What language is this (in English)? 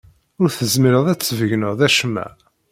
Kabyle